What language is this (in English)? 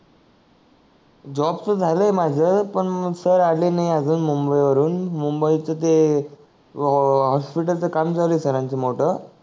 Marathi